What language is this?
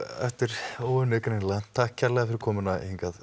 Icelandic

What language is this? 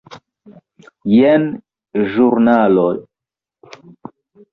Esperanto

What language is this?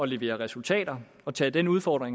Danish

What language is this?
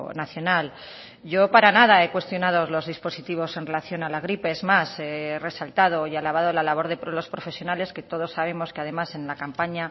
Spanish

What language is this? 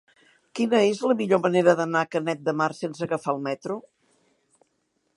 Catalan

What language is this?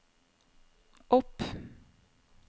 Norwegian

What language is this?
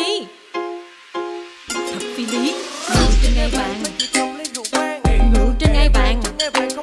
Korean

